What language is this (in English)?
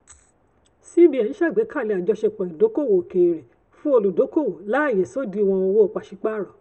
Yoruba